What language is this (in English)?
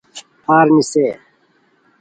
Khowar